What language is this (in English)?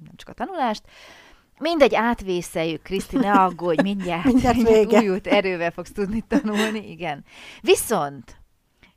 Hungarian